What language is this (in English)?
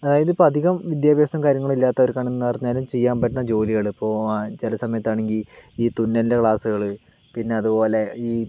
Malayalam